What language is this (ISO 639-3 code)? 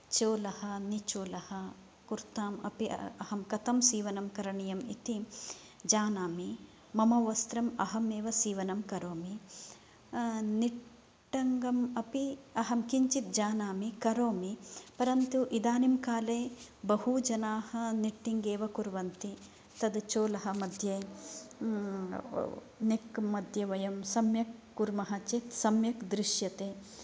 san